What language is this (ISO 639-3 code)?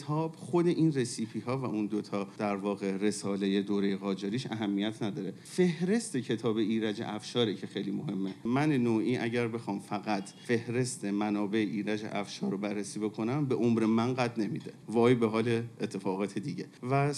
fas